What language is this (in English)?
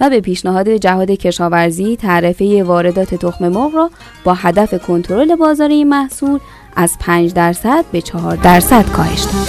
Persian